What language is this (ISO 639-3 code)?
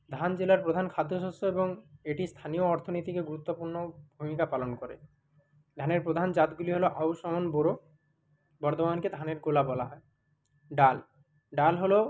ben